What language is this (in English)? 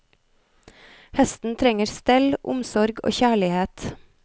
Norwegian